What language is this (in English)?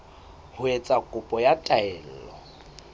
Southern Sotho